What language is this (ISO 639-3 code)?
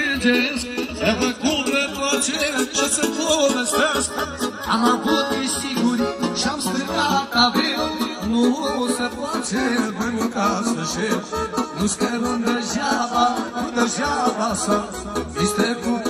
ron